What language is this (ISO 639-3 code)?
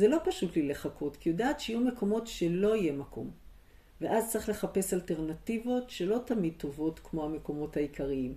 heb